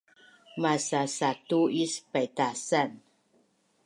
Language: Bunun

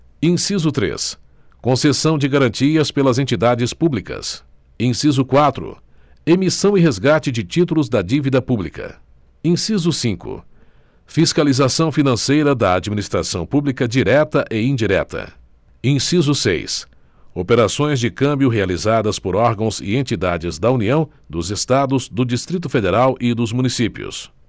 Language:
Portuguese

